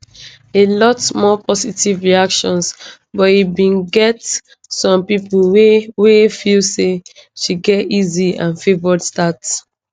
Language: Nigerian Pidgin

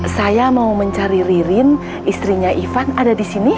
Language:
Indonesian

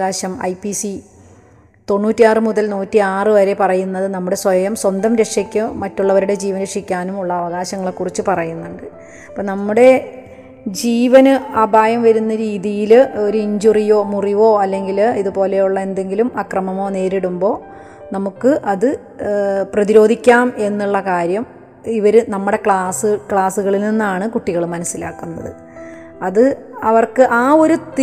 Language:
Malayalam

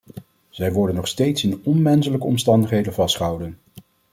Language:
Dutch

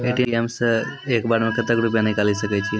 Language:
Maithili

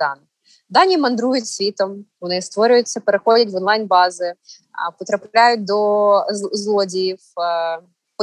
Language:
Ukrainian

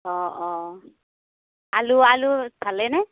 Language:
Assamese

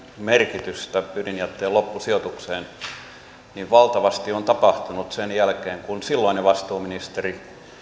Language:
Finnish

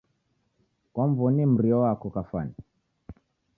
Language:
Taita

